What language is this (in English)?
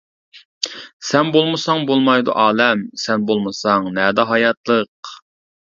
Uyghur